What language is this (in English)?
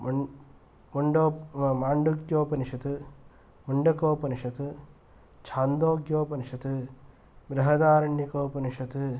Sanskrit